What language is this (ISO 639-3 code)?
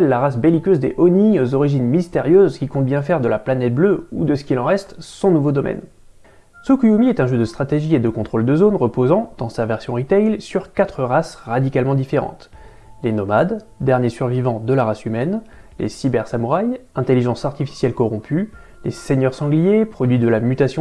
fra